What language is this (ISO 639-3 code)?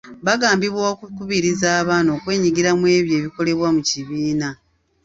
lug